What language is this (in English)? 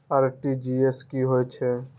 Maithili